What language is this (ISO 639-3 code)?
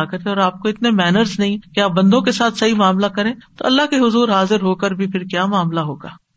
urd